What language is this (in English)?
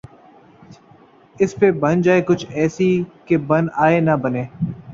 Urdu